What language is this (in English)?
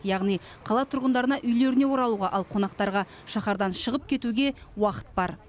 Kazakh